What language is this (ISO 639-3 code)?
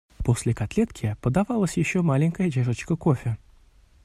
rus